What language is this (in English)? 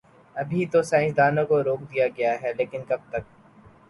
Urdu